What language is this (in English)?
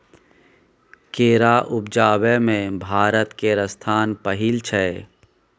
Maithili